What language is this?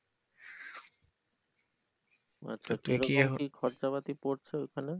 Bangla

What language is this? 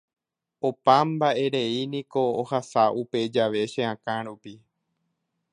Guarani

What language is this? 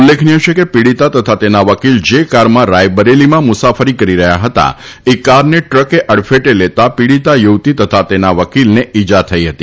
Gujarati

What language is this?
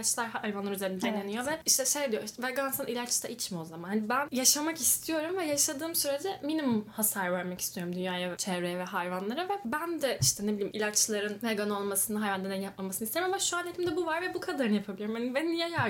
Turkish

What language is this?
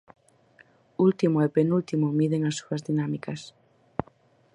Galician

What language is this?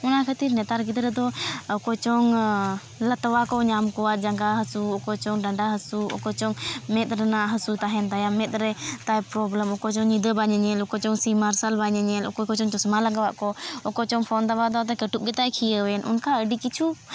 Santali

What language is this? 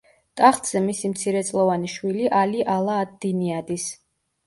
Georgian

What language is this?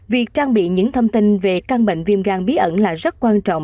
Vietnamese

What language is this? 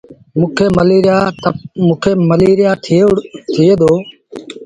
Sindhi Bhil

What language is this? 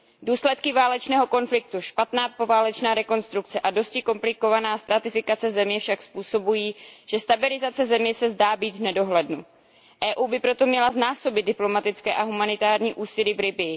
Czech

